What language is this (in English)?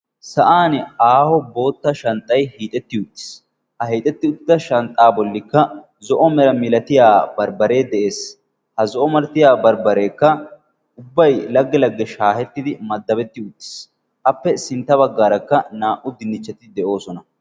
Wolaytta